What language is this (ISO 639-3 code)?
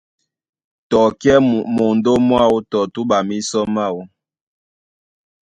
dua